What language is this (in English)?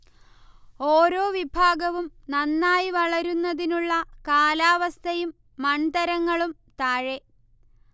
Malayalam